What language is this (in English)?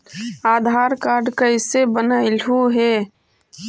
Magahi